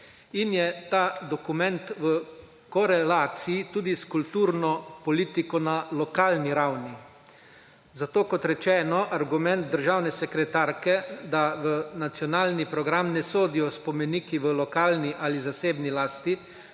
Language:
Slovenian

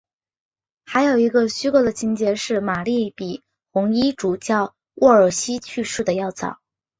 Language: Chinese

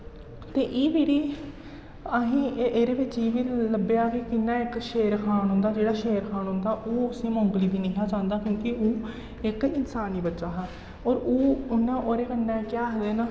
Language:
Dogri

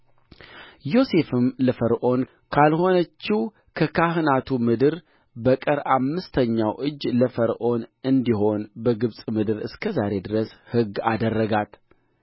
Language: Amharic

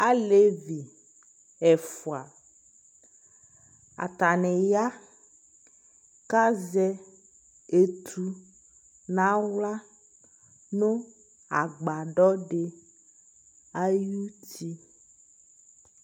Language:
Ikposo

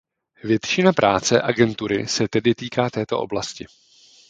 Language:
Czech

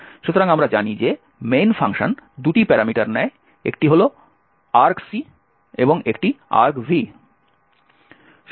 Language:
Bangla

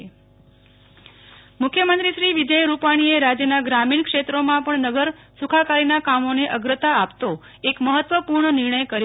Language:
Gujarati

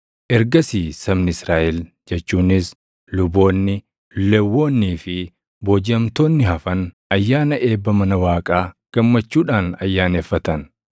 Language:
Oromo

